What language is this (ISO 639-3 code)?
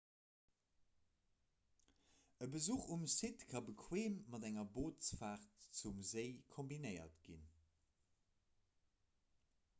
ltz